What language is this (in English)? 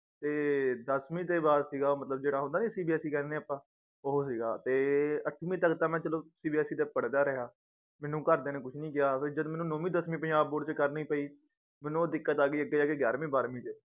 Punjabi